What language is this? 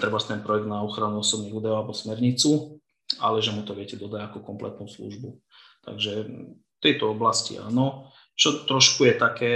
Slovak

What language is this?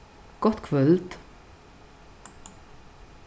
Faroese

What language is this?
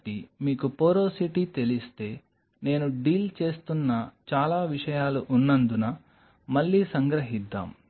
Telugu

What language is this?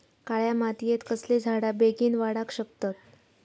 Marathi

